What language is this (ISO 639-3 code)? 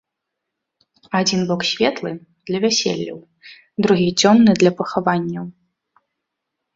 bel